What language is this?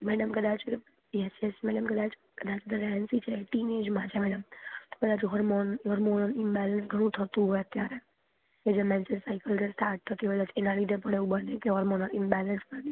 Gujarati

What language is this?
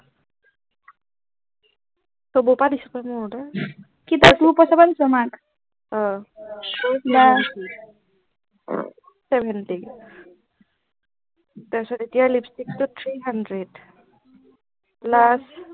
Assamese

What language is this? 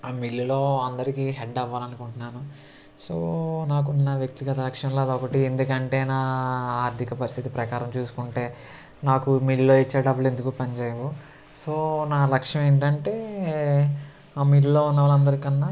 Telugu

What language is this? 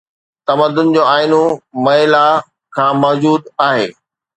Sindhi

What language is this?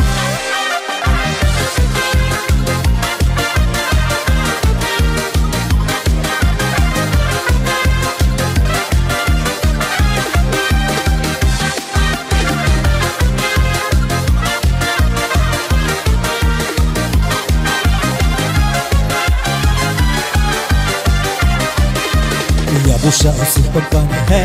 Ukrainian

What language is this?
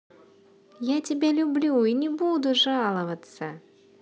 Russian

